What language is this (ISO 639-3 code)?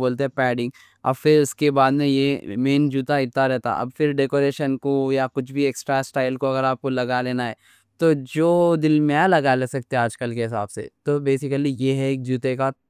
dcc